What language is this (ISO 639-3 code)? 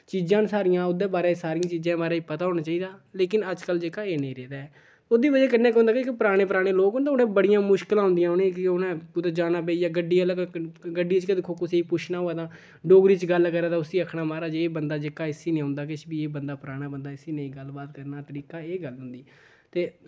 doi